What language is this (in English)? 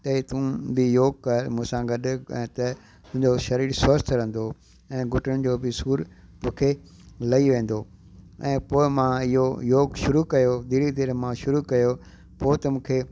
Sindhi